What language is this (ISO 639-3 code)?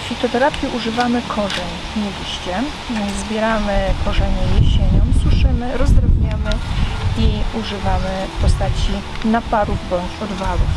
pol